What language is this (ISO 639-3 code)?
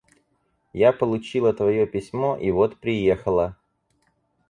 rus